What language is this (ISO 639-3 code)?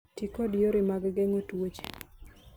luo